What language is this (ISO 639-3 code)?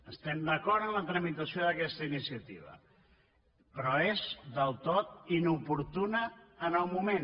cat